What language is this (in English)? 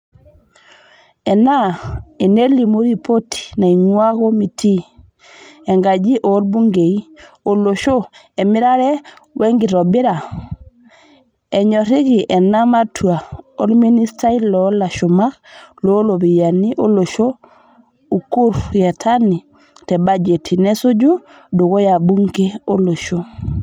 Masai